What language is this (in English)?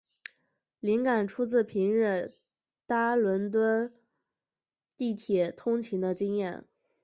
Chinese